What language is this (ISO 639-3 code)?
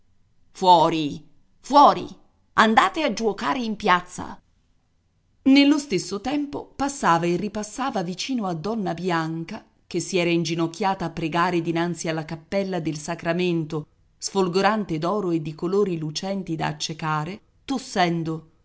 ita